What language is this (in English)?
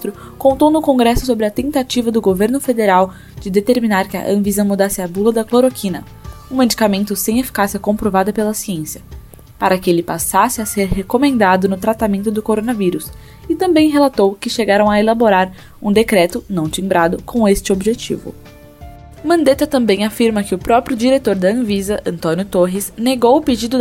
Portuguese